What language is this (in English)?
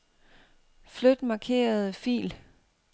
Danish